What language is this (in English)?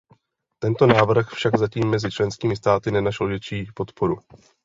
Czech